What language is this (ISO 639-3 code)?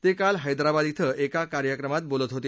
mar